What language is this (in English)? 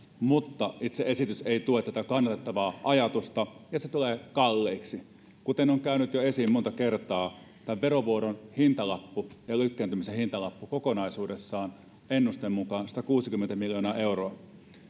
Finnish